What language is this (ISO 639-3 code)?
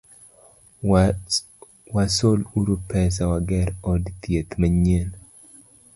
luo